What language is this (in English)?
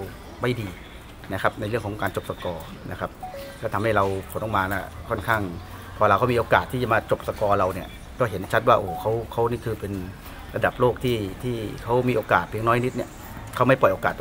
Thai